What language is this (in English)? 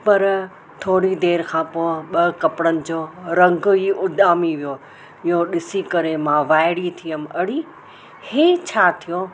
Sindhi